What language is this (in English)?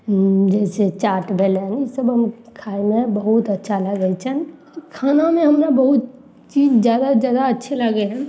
Maithili